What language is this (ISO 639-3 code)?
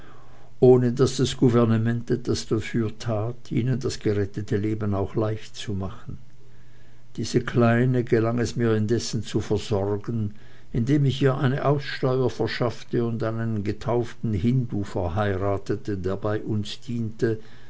deu